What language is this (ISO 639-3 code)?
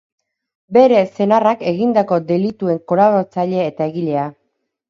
eus